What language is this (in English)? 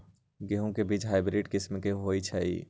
Magahi